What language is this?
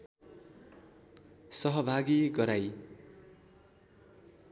Nepali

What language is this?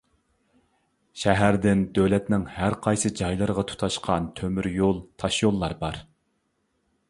Uyghur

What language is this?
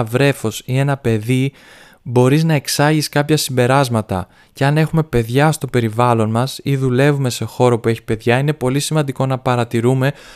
Greek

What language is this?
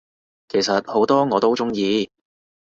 Cantonese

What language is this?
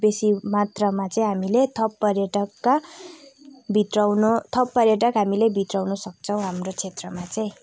Nepali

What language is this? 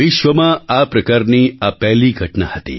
Gujarati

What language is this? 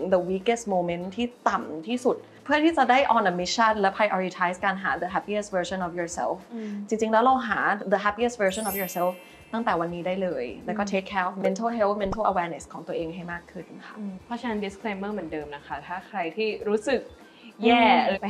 Thai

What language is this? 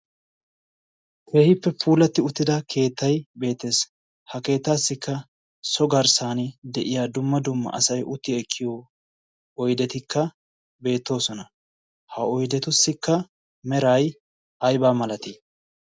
Wolaytta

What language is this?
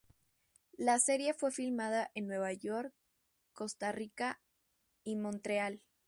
Spanish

